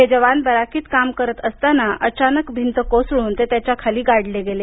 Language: Marathi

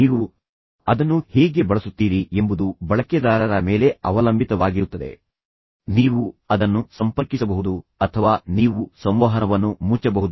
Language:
Kannada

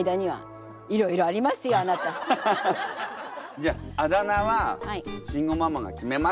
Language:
Japanese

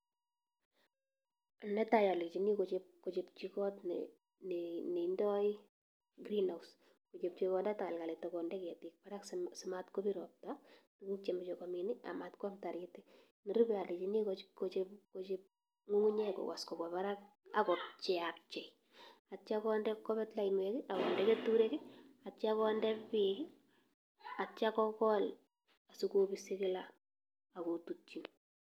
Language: Kalenjin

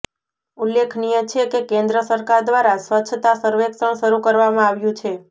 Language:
Gujarati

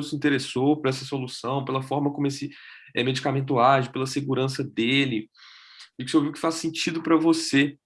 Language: Portuguese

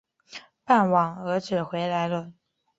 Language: Chinese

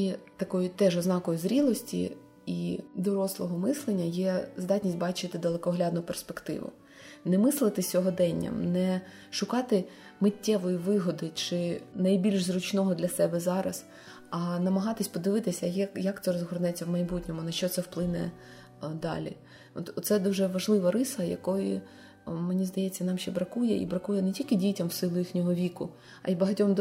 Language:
Ukrainian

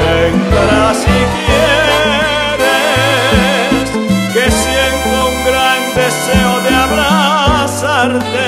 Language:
Spanish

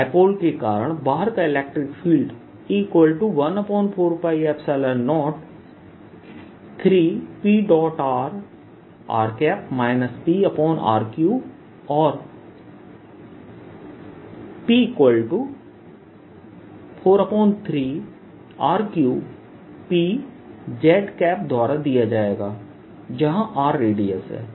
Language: Hindi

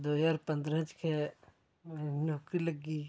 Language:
Dogri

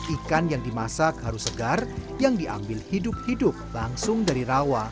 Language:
Indonesian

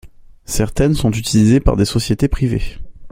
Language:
French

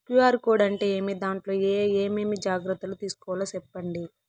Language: Telugu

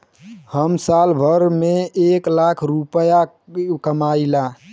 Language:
Bhojpuri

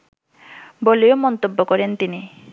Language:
Bangla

